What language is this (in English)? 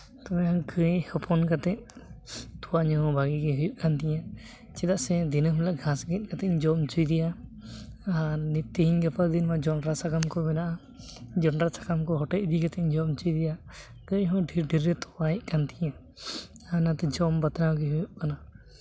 Santali